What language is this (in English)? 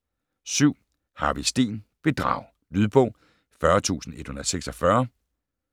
Danish